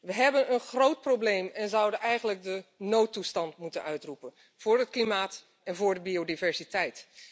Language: Dutch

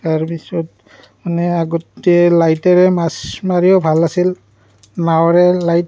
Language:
Assamese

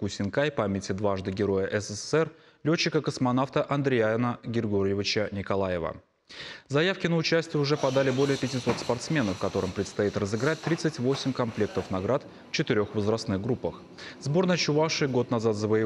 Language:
Russian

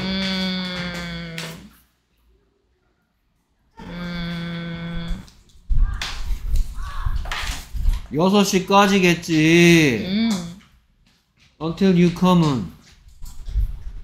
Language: Korean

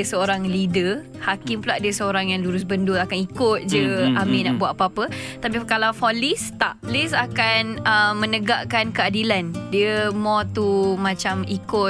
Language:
Malay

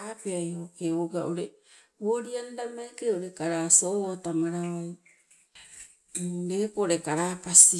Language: Sibe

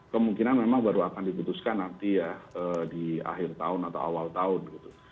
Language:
Indonesian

